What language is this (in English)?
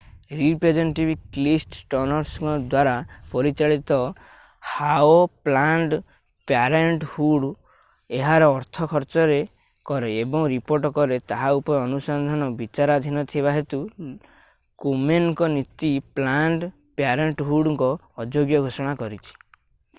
Odia